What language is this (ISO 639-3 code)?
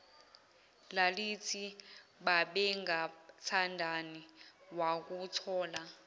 zul